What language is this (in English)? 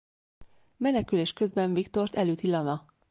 Hungarian